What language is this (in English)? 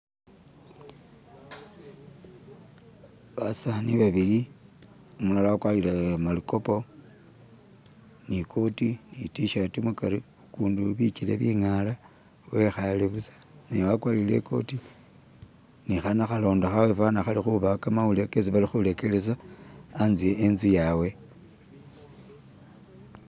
Masaaba